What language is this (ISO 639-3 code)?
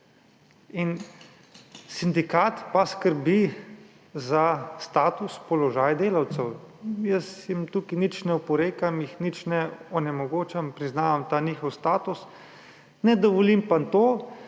slv